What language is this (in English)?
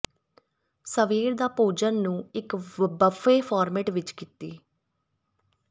Punjabi